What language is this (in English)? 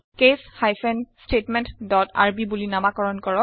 Assamese